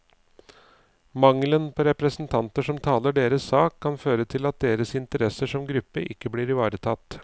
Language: Norwegian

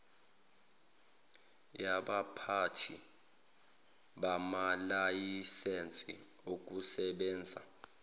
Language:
Zulu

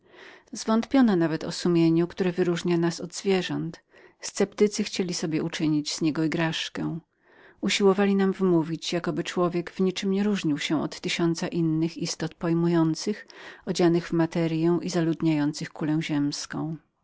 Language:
Polish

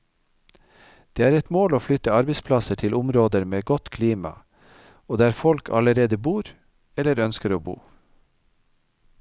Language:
Norwegian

